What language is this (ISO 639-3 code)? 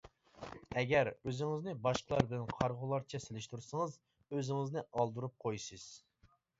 uig